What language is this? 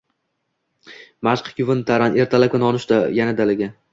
Uzbek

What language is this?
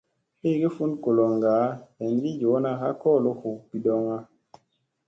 Musey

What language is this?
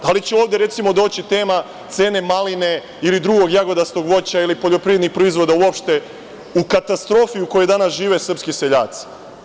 Serbian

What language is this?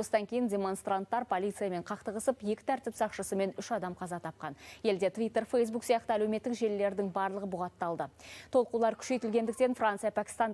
Russian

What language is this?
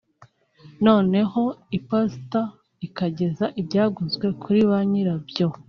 Kinyarwanda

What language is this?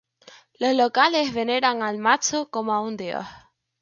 Spanish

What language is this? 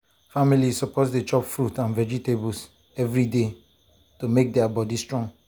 Nigerian Pidgin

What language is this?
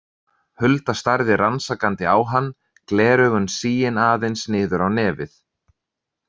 Icelandic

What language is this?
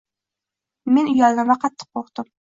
Uzbek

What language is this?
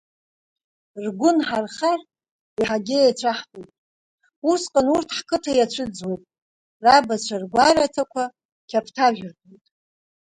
Abkhazian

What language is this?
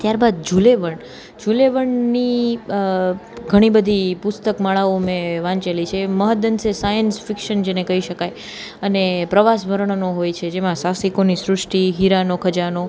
Gujarati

